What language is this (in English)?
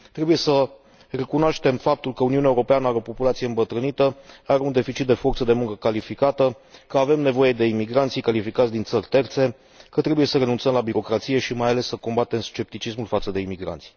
Romanian